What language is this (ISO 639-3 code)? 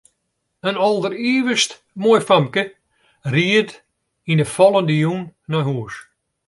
fry